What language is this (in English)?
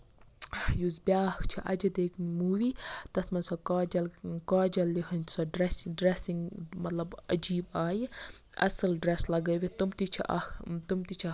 Kashmiri